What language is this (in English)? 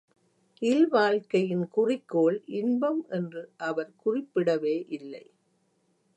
Tamil